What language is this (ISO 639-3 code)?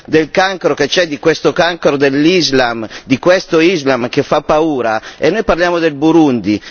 ita